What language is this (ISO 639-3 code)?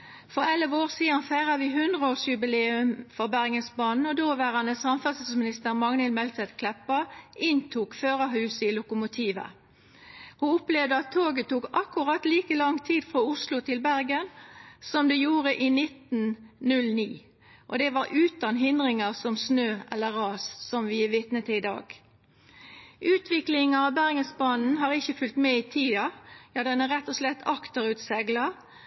nno